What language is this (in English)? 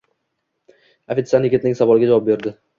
Uzbek